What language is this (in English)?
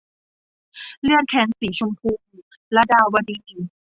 Thai